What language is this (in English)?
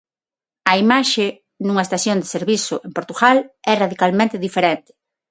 Galician